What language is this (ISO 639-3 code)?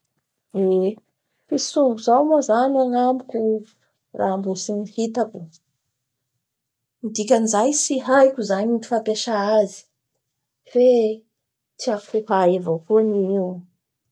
bhr